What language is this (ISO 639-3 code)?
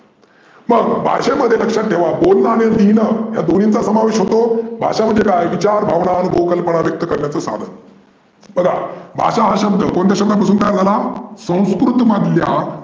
mar